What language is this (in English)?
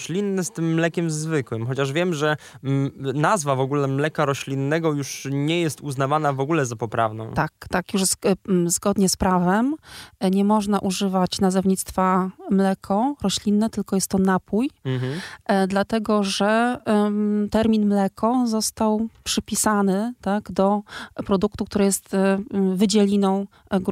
Polish